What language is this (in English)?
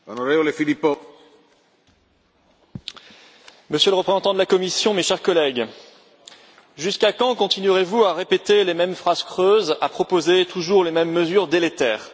French